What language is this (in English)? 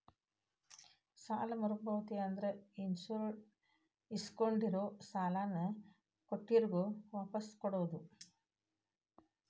Kannada